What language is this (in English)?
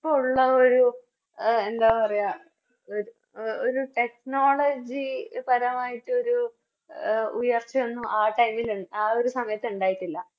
Malayalam